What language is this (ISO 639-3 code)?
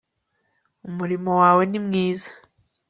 kin